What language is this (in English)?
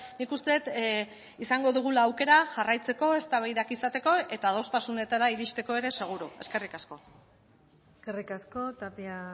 Basque